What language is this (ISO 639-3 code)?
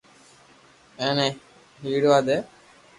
lrk